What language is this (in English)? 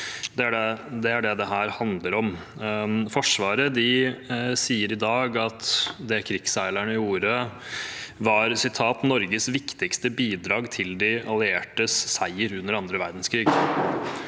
Norwegian